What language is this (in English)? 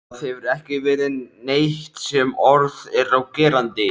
Icelandic